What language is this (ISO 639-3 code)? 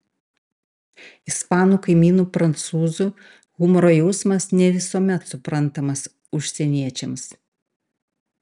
lit